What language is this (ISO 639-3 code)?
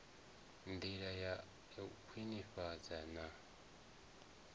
ven